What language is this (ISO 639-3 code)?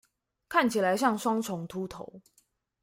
zho